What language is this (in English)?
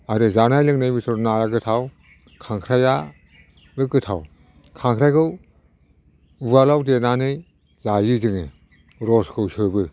Bodo